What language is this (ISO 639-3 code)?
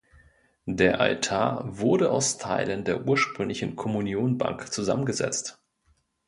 deu